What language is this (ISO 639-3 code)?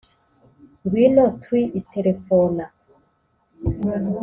kin